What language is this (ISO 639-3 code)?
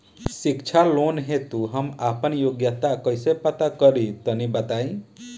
bho